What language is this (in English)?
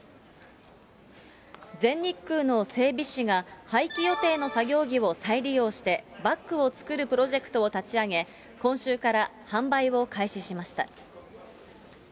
Japanese